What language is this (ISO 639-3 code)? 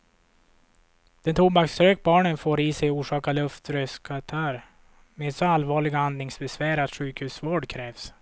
swe